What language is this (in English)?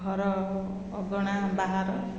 Odia